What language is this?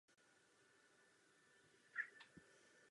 Czech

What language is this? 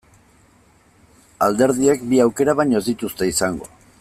Basque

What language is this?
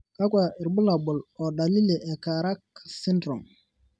Masai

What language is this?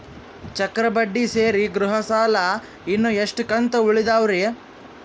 Kannada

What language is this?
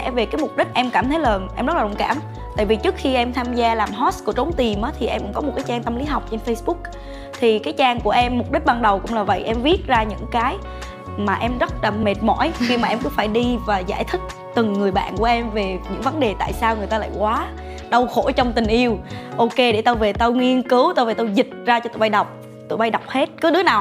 Vietnamese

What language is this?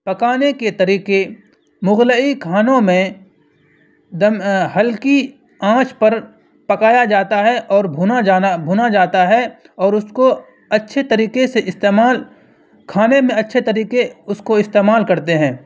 Urdu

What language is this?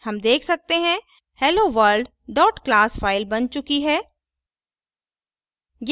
Hindi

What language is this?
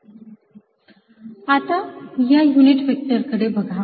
Marathi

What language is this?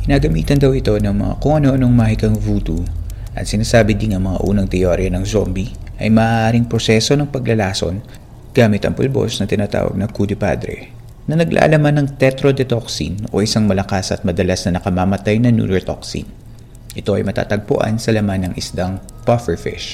Filipino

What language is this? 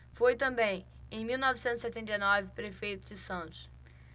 Portuguese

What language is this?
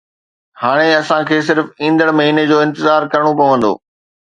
Sindhi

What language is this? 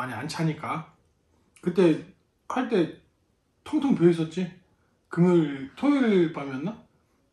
Korean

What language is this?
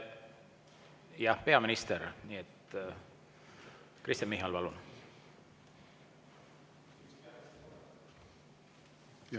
Estonian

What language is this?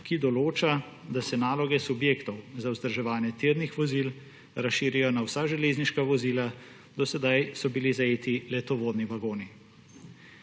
Slovenian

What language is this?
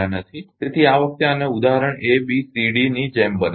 Gujarati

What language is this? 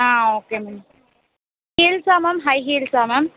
Tamil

